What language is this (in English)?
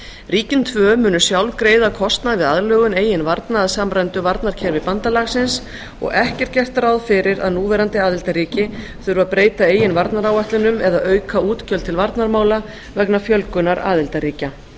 Icelandic